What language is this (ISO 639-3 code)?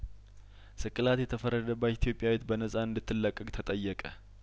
amh